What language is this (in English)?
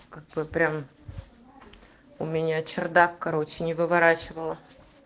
Russian